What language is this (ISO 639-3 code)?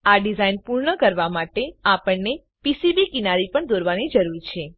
guj